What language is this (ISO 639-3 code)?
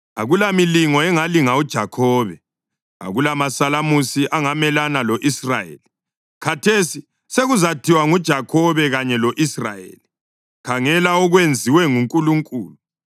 nde